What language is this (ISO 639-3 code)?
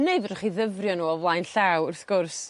cym